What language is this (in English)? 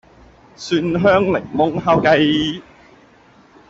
Cantonese